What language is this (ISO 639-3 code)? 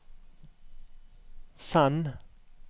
nor